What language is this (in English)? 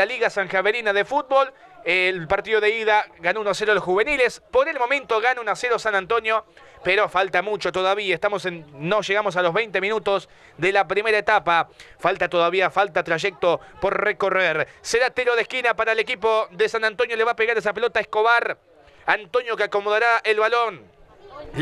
Spanish